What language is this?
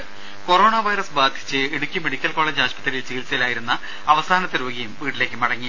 Malayalam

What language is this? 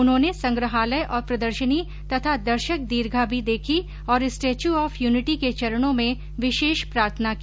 Hindi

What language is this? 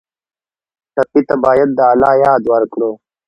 Pashto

